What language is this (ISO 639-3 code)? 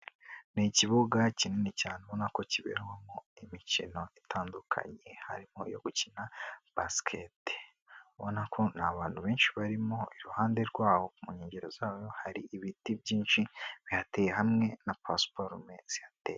kin